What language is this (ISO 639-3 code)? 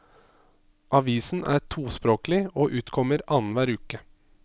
nor